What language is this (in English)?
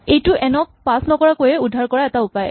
Assamese